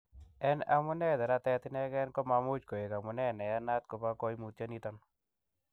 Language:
Kalenjin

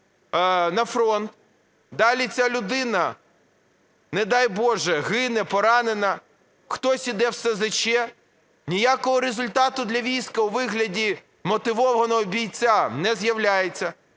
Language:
Ukrainian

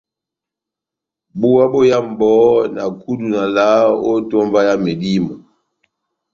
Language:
Batanga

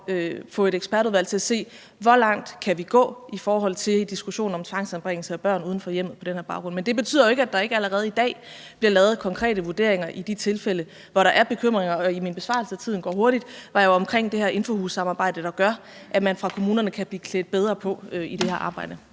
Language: Danish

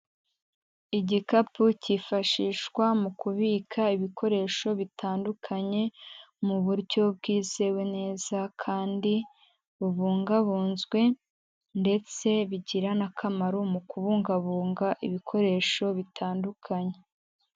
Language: Kinyarwanda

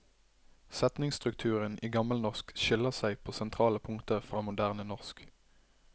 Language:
Norwegian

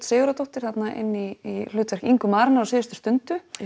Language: Icelandic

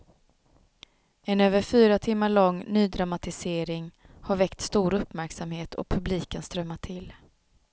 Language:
Swedish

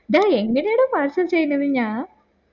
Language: Malayalam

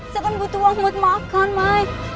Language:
Indonesian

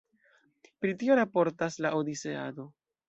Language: Esperanto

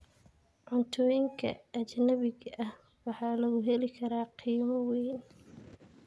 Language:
Somali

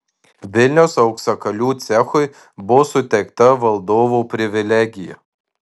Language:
Lithuanian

